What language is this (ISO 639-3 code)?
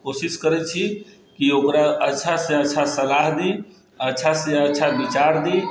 mai